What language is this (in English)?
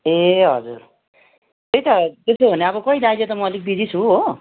Nepali